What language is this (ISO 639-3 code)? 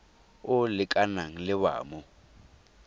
tsn